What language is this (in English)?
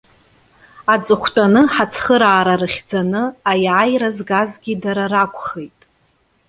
Abkhazian